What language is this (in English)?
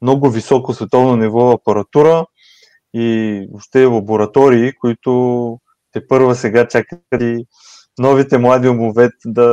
Bulgarian